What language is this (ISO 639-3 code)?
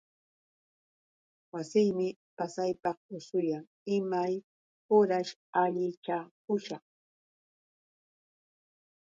qux